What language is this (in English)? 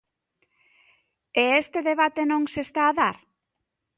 Galician